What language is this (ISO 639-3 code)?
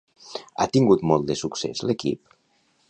cat